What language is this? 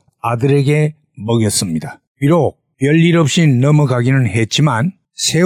Korean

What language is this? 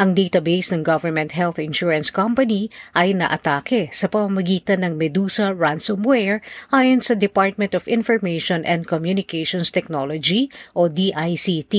Filipino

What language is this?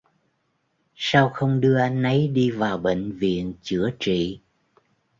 Vietnamese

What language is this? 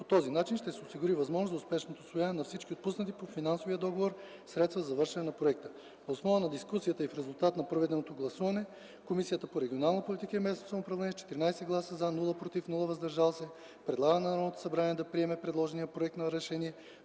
Bulgarian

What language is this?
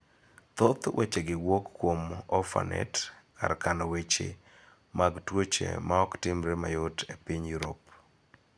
Luo (Kenya and Tanzania)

